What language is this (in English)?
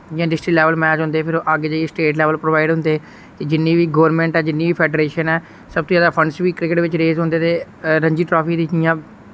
Dogri